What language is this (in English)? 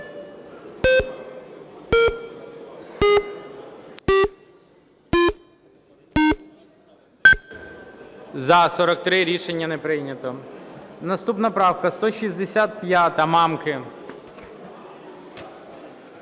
Ukrainian